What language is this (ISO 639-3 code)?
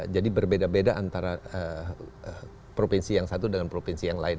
ind